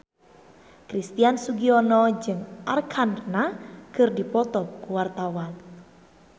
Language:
Sundanese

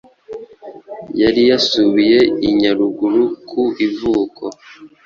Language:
Kinyarwanda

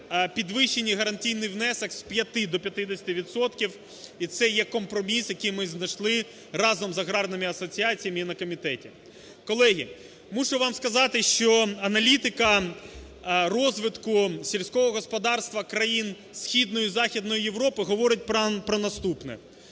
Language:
Ukrainian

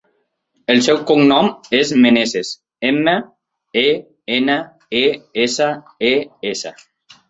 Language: Catalan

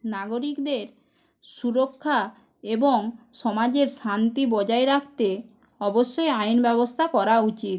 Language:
Bangla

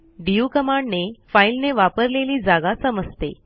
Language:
Marathi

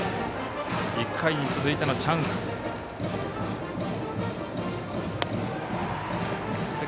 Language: Japanese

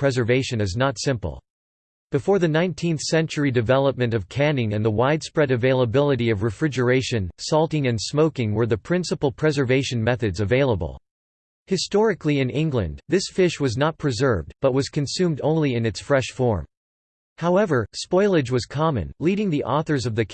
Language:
English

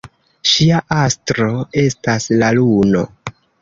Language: Esperanto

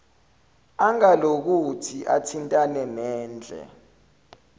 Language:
Zulu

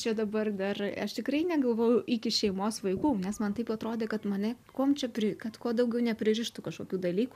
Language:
Lithuanian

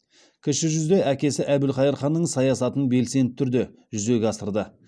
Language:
Kazakh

